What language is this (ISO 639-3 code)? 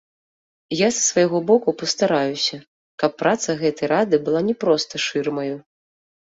bel